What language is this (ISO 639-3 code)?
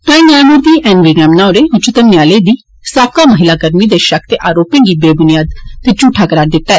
doi